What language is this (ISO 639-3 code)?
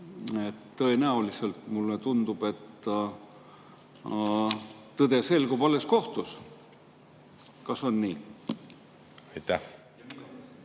est